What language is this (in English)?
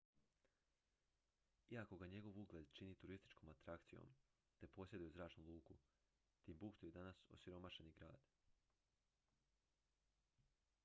Croatian